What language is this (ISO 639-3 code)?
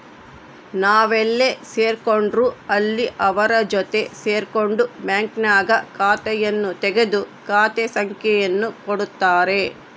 kan